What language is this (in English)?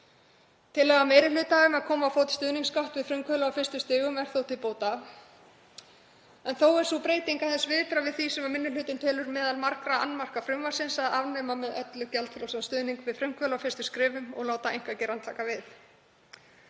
Icelandic